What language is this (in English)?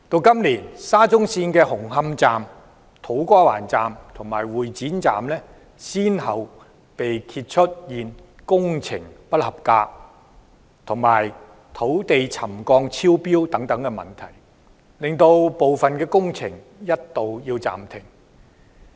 Cantonese